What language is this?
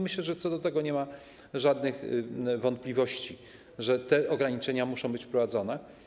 Polish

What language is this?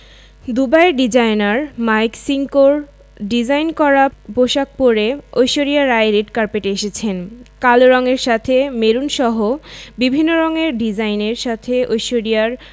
Bangla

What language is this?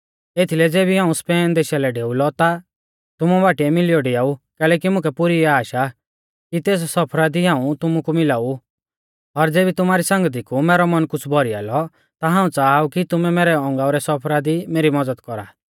Mahasu Pahari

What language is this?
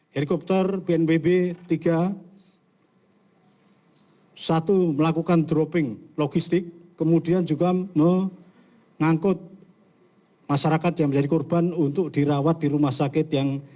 Indonesian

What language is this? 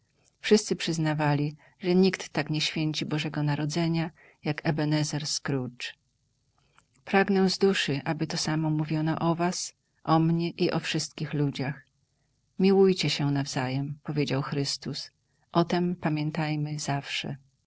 Polish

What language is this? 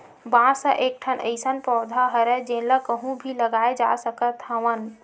Chhattisgarhi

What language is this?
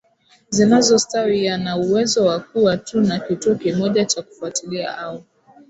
Swahili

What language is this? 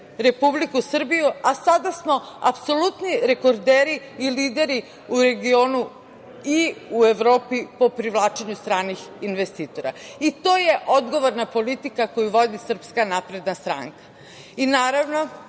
Serbian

